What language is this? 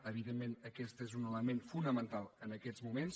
Catalan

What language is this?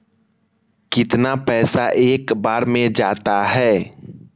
Magahi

